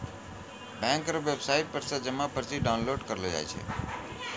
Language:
Maithili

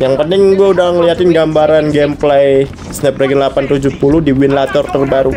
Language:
Indonesian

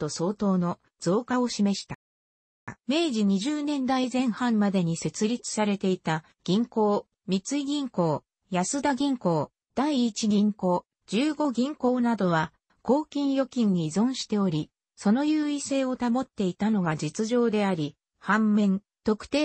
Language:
Japanese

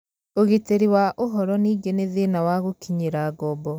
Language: Kikuyu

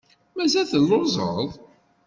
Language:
Kabyle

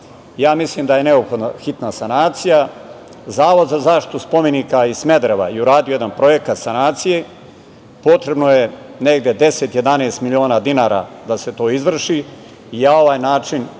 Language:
Serbian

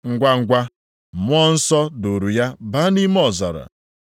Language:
Igbo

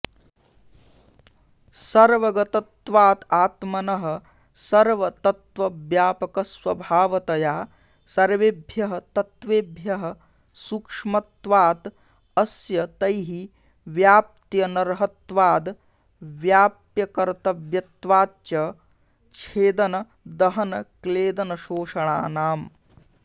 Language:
Sanskrit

